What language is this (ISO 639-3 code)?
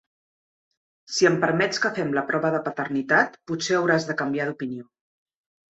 cat